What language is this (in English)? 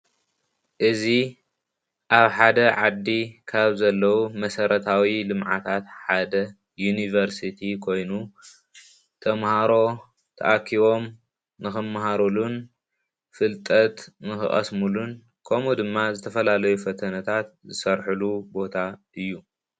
Tigrinya